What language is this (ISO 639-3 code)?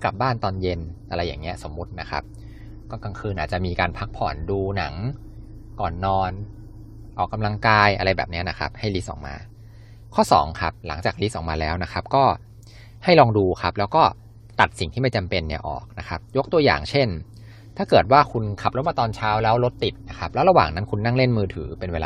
tha